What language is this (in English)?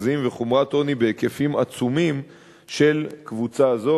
Hebrew